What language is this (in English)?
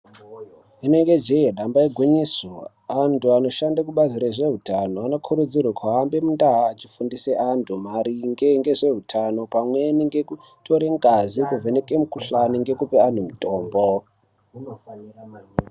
Ndau